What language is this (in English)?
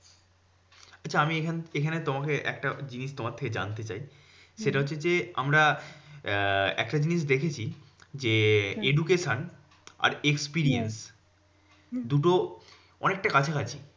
Bangla